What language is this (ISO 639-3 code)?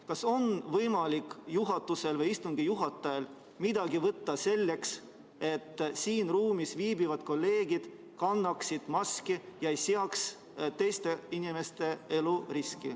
est